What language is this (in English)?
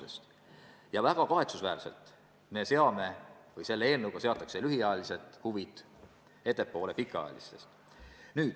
Estonian